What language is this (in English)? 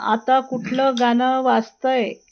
Marathi